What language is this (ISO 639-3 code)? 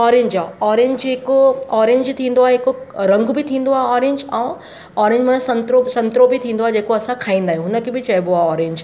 snd